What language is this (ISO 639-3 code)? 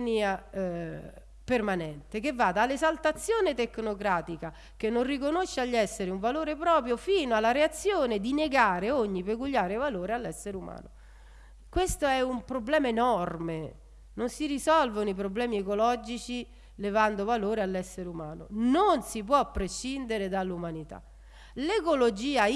ita